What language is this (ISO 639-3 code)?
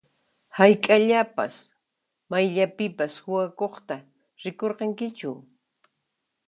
qxp